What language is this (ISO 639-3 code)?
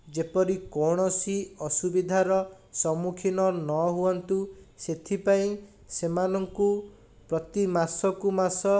ori